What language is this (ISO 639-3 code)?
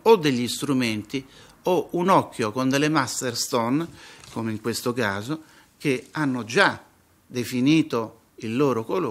ita